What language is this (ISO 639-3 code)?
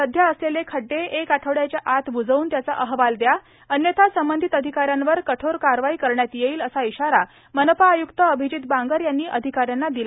mar